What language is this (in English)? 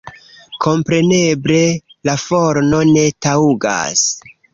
Esperanto